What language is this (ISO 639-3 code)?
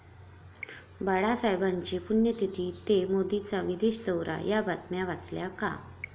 mar